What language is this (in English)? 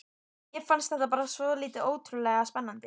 Icelandic